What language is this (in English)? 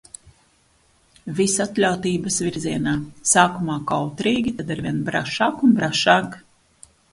Latvian